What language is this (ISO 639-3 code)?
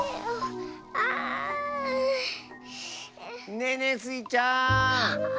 jpn